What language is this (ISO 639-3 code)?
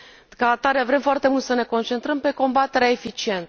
ron